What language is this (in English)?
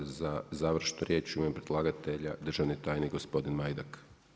Croatian